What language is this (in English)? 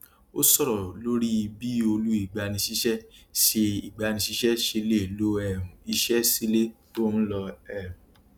Yoruba